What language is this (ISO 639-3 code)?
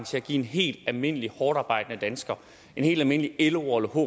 dan